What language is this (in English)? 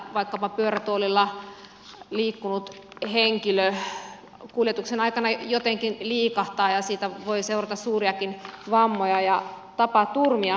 Finnish